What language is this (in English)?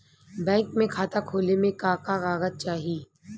Bhojpuri